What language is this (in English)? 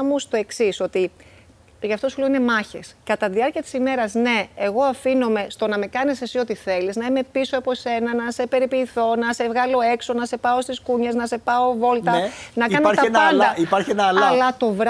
Greek